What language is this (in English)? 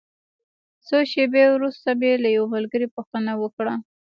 Pashto